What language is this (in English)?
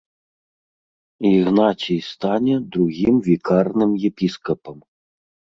Belarusian